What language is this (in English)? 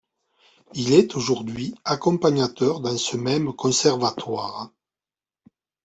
French